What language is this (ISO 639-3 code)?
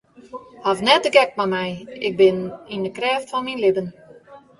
fry